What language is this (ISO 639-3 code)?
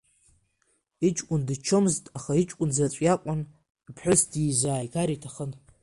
abk